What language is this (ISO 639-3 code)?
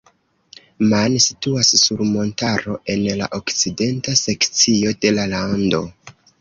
epo